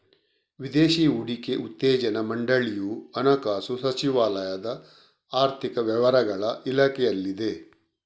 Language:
Kannada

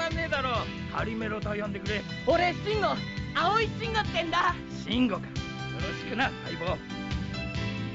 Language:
Japanese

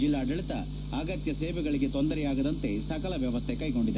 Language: Kannada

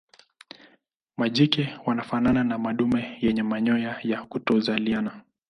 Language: Swahili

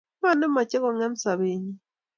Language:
Kalenjin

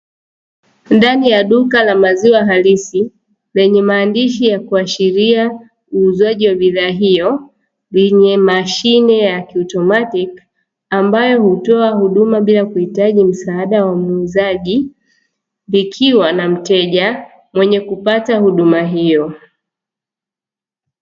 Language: Swahili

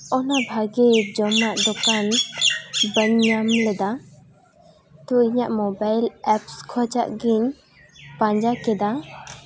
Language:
Santali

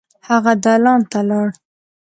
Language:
Pashto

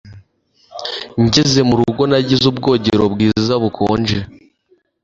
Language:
Kinyarwanda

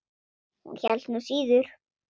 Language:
Icelandic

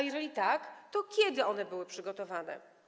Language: Polish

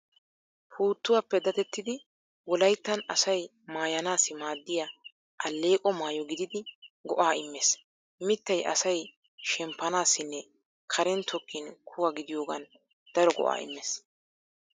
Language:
Wolaytta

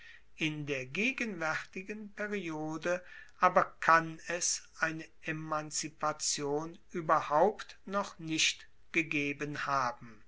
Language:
German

